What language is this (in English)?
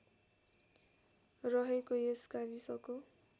Nepali